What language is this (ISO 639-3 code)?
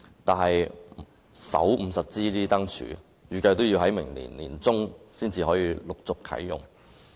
yue